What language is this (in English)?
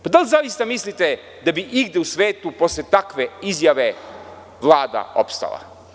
Serbian